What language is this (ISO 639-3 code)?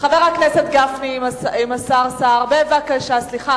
heb